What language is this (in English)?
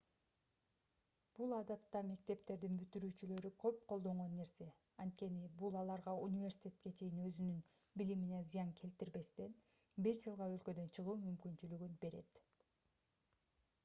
Kyrgyz